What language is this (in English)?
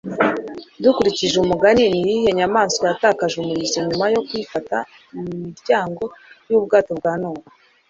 Kinyarwanda